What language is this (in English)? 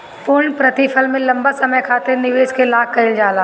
Bhojpuri